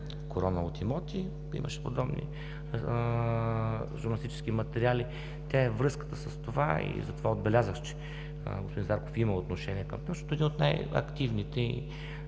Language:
Bulgarian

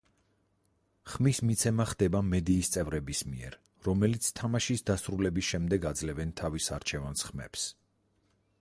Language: Georgian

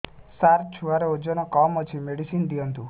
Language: Odia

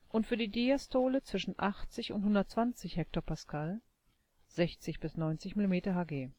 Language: German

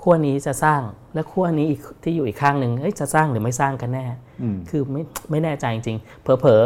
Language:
Thai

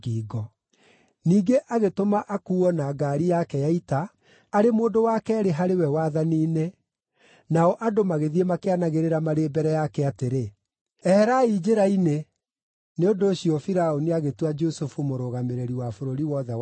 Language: Kikuyu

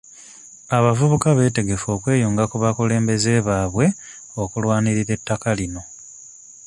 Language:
Ganda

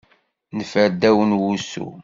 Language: Kabyle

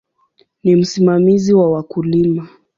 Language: Swahili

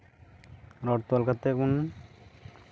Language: Santali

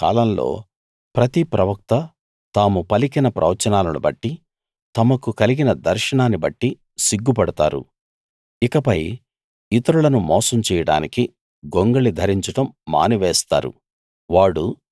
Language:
Telugu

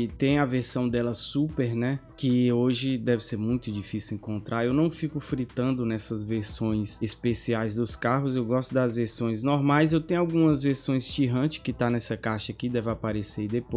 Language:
Portuguese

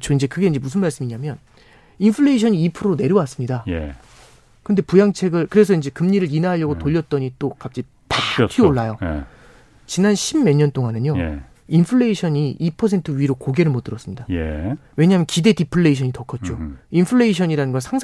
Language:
Korean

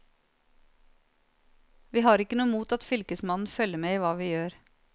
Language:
Norwegian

